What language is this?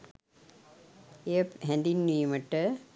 Sinhala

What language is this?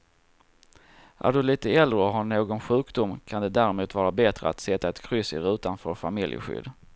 Swedish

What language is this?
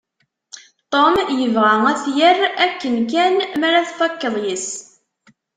Kabyle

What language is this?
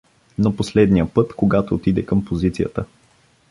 Bulgarian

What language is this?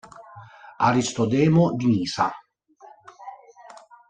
Italian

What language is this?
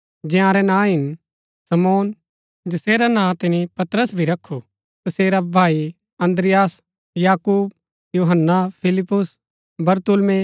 Gaddi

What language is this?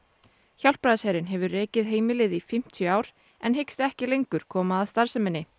Icelandic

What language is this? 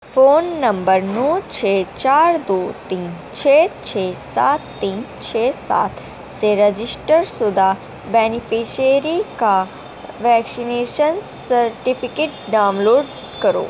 Urdu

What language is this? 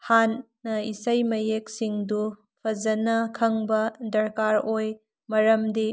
Manipuri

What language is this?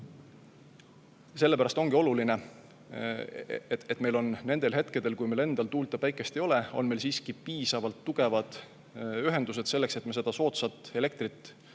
Estonian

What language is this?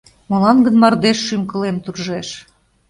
Mari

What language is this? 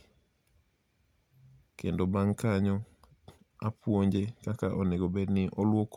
Luo (Kenya and Tanzania)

